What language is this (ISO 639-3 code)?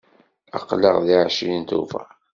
kab